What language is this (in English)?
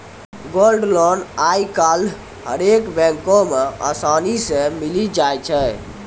Maithili